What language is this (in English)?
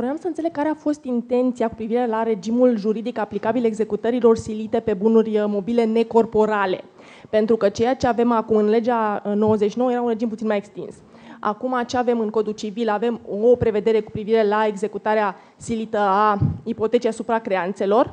Romanian